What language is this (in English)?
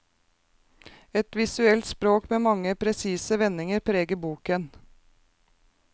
Norwegian